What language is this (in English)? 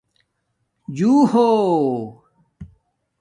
Domaaki